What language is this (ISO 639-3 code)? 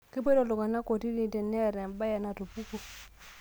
mas